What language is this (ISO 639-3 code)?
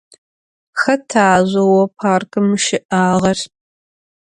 ady